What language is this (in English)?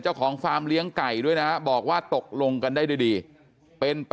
Thai